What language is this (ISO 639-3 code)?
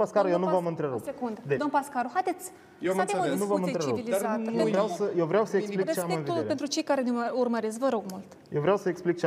ron